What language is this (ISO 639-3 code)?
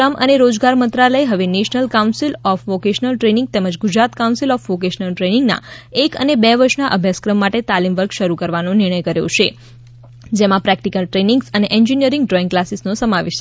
guj